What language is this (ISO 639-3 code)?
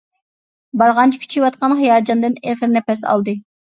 uig